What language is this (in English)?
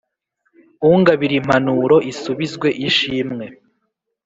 Kinyarwanda